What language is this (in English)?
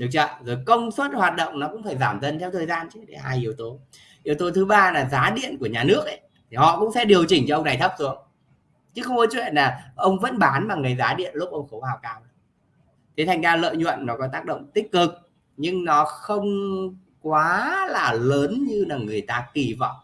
Vietnamese